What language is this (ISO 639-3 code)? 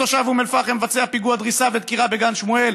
heb